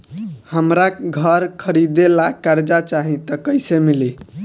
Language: Bhojpuri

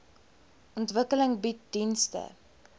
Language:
Afrikaans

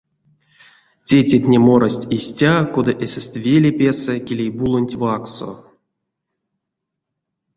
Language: Erzya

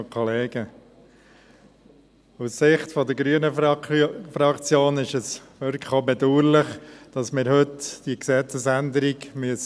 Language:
Swiss German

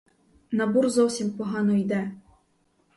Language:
Ukrainian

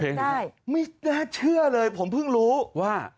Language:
Thai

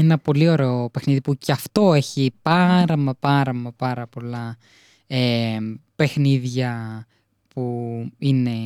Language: Greek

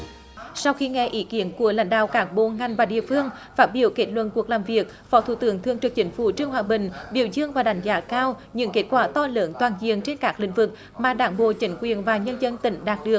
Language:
Vietnamese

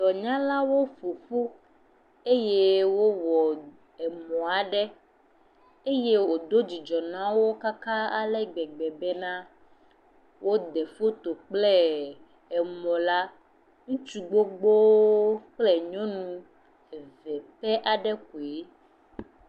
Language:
Ewe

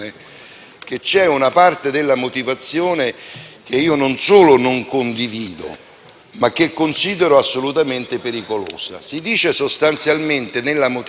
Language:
Italian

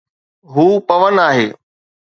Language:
Sindhi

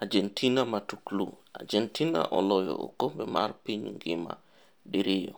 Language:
Luo (Kenya and Tanzania)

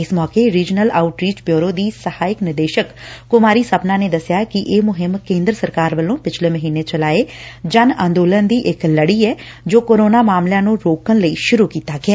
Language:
Punjabi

